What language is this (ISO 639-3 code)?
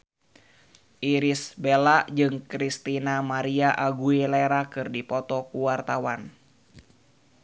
sun